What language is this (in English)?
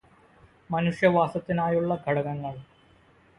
Malayalam